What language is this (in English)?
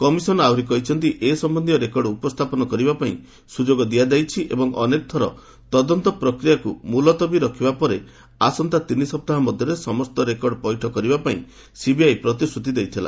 Odia